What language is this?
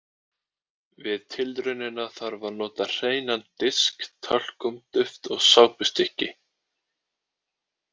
Icelandic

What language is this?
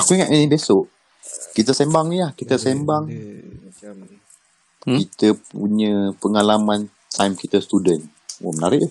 Malay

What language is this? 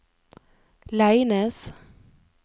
Norwegian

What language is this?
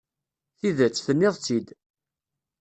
Kabyle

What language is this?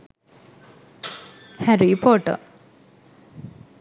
Sinhala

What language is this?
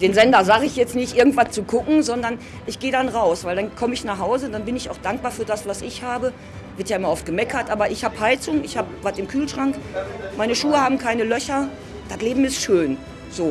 German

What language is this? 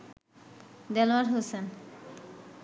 Bangla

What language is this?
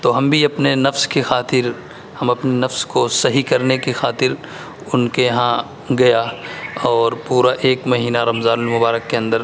Urdu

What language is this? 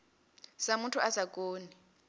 Venda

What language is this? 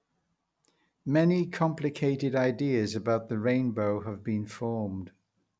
English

